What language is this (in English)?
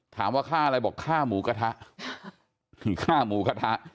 Thai